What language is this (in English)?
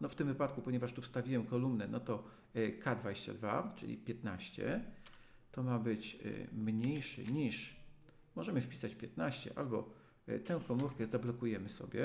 Polish